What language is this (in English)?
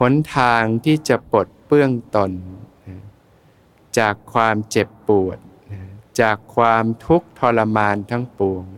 Thai